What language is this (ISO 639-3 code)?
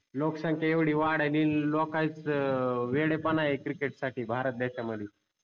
mar